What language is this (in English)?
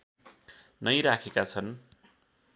Nepali